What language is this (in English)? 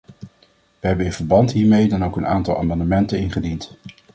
Dutch